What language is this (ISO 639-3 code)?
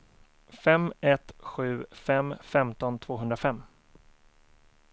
swe